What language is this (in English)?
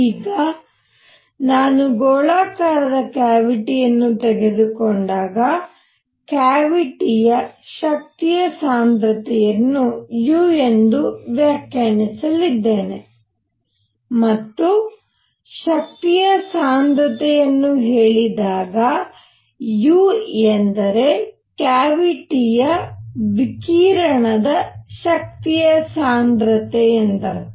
Kannada